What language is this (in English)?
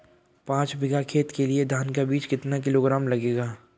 Hindi